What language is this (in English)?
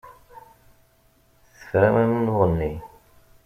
Kabyle